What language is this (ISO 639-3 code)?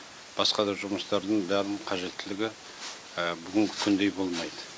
kaz